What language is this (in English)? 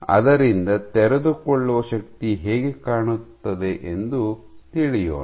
Kannada